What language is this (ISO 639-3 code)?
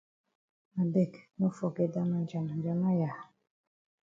wes